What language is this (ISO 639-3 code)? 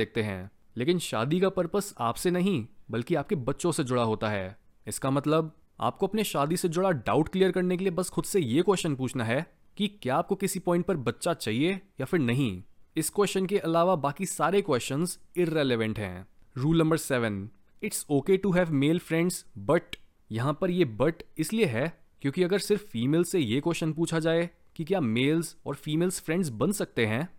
hin